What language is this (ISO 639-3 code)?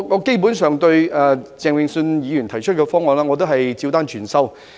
yue